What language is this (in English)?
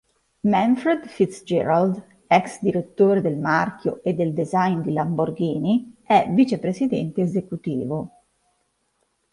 Italian